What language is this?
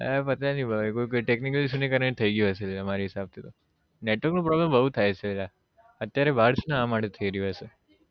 Gujarati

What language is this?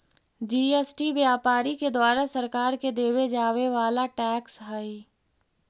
Magahi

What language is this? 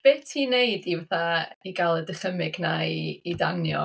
Welsh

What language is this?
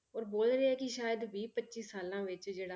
Punjabi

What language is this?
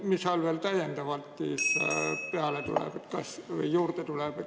Estonian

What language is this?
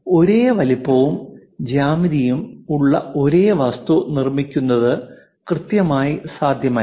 Malayalam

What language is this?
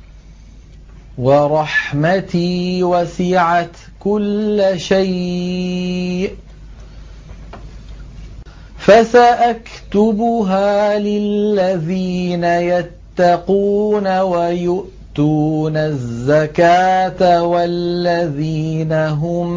Arabic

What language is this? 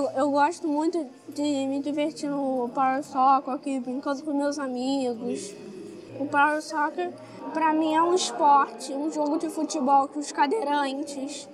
Portuguese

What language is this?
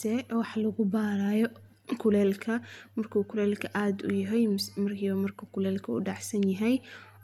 Somali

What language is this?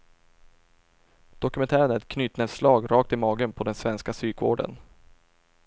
Swedish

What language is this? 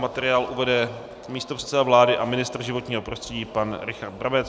Czech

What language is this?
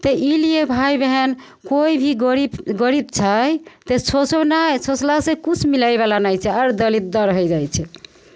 Maithili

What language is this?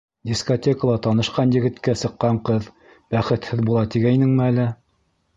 Bashkir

